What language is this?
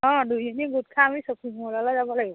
Assamese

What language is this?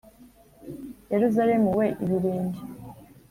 Kinyarwanda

